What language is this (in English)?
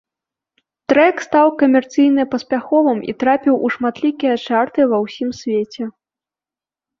Belarusian